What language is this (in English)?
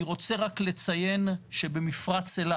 Hebrew